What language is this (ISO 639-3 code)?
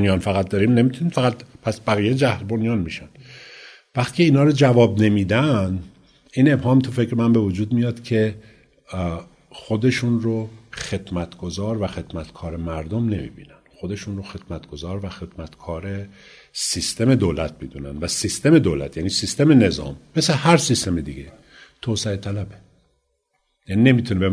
fas